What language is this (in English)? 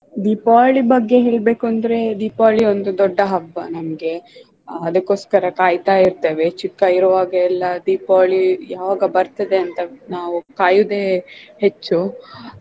Kannada